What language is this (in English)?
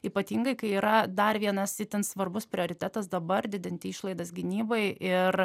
Lithuanian